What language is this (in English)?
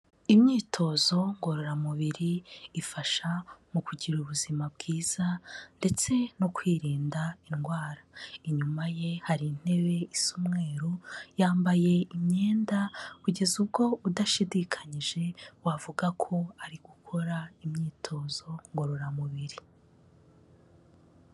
Kinyarwanda